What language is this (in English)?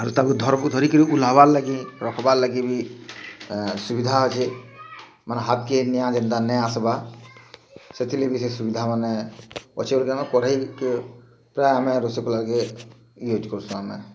Odia